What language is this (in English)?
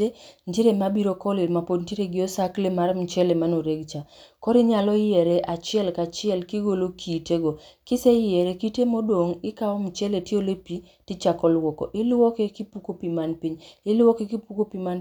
Luo (Kenya and Tanzania)